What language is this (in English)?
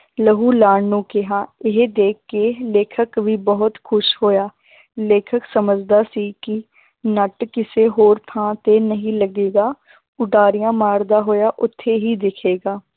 Punjabi